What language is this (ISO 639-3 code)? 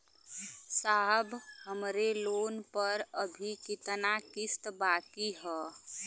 bho